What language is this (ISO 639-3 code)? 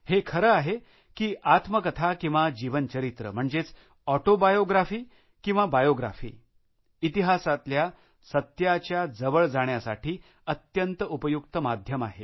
mar